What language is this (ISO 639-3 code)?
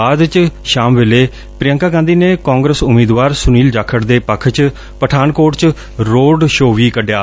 pan